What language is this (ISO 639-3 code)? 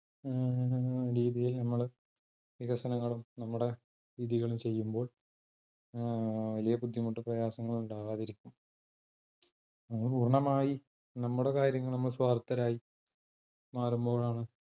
mal